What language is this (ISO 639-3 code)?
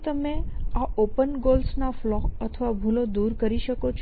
guj